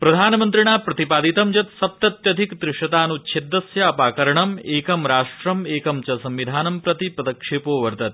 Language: Sanskrit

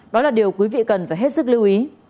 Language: Vietnamese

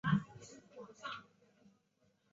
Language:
Chinese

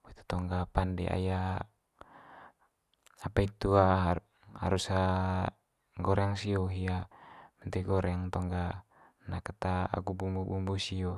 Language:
Manggarai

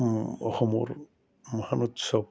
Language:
Assamese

